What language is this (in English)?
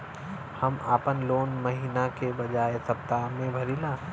Bhojpuri